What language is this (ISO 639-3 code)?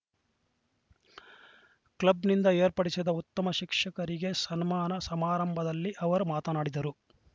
kan